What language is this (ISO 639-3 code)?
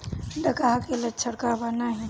bho